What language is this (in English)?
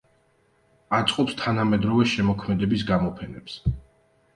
Georgian